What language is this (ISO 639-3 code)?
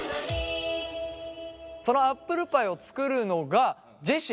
jpn